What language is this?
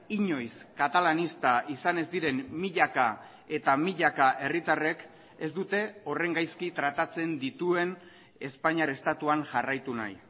Basque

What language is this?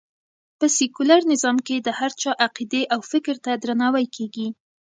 Pashto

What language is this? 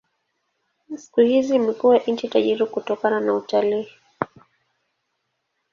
Swahili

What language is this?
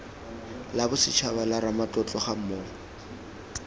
Tswana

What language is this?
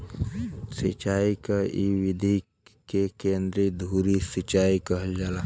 Bhojpuri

